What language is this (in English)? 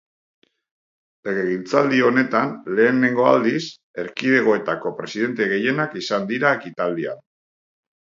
Basque